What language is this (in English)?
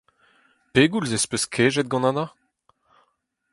Breton